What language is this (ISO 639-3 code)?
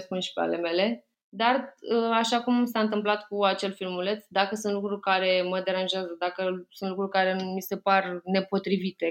ron